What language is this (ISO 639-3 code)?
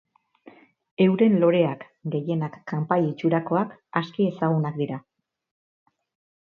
eus